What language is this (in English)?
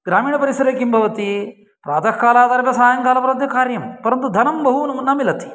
Sanskrit